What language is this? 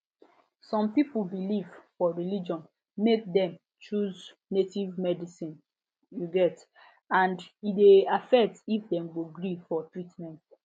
Nigerian Pidgin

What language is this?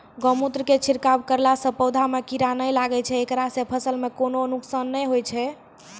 Maithili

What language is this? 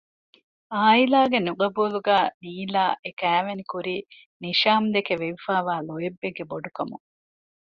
Divehi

